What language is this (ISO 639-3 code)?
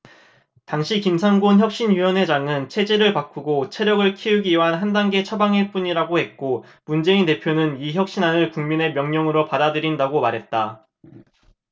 kor